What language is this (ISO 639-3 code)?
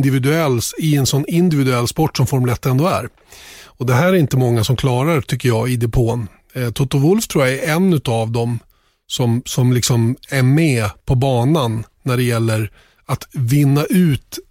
swe